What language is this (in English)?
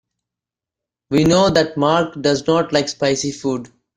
English